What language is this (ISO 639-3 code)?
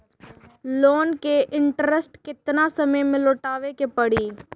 bho